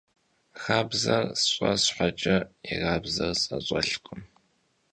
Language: Kabardian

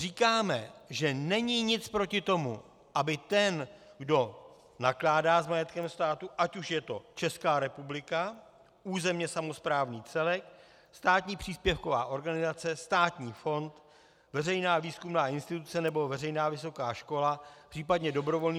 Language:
Czech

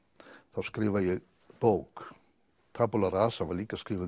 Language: Icelandic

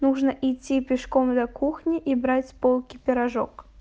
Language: Russian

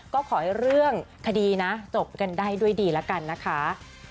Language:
Thai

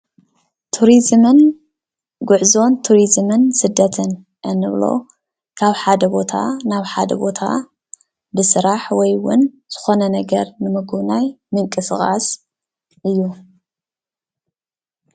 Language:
Tigrinya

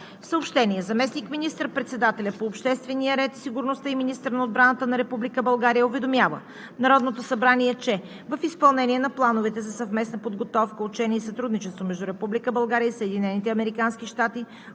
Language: Bulgarian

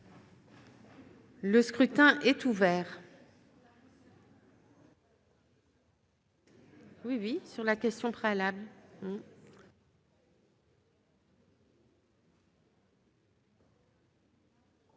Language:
French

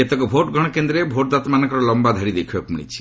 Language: Odia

